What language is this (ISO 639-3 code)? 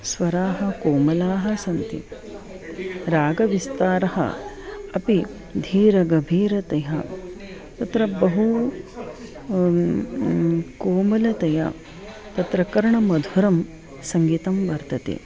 san